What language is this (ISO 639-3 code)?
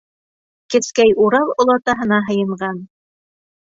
bak